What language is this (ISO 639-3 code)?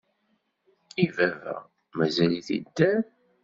kab